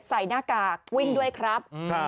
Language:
Thai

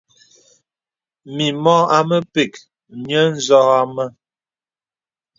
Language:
Bebele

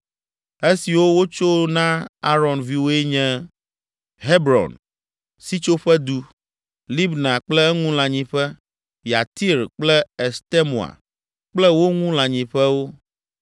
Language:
Ewe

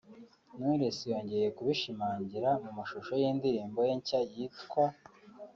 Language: Kinyarwanda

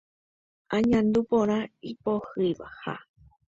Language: Guarani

